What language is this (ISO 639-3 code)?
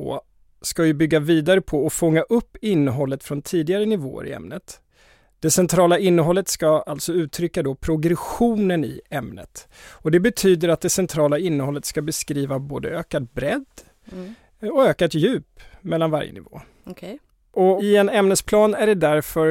swe